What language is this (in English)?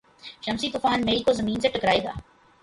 Urdu